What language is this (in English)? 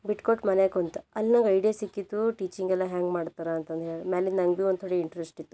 Kannada